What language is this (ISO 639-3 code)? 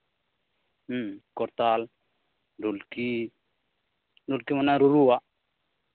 sat